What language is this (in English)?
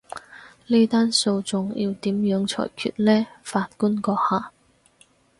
Cantonese